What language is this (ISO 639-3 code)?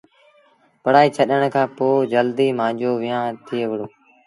sbn